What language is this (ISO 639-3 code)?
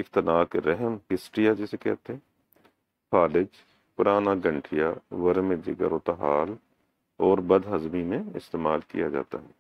hin